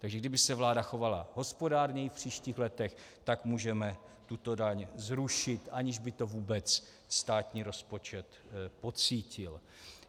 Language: Czech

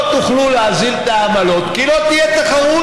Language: Hebrew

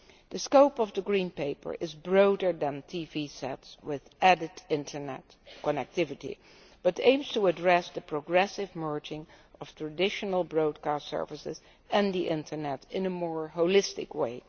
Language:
English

